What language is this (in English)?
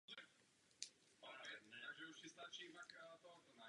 Czech